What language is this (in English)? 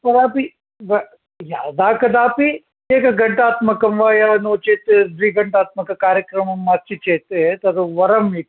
Sanskrit